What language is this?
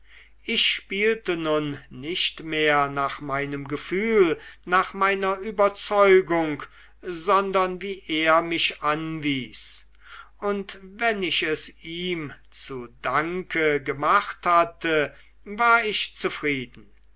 German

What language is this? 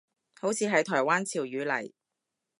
Cantonese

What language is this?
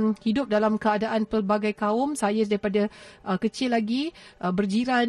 Malay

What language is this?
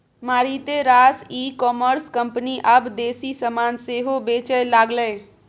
Maithili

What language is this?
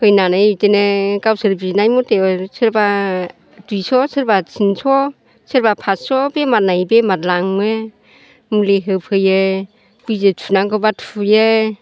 Bodo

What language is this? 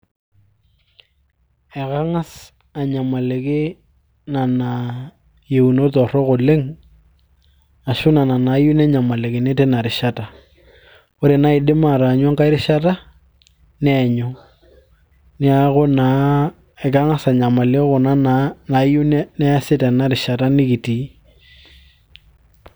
Masai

